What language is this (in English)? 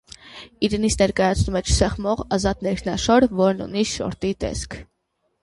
Armenian